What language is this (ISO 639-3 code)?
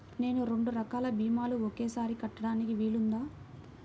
tel